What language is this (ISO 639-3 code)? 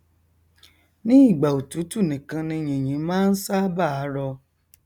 yor